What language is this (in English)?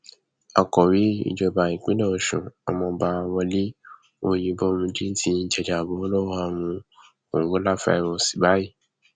Yoruba